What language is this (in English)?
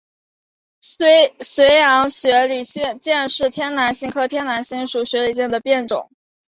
Chinese